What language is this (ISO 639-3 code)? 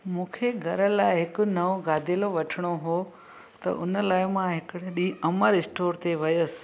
snd